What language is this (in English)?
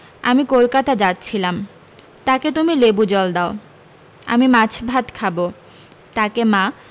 Bangla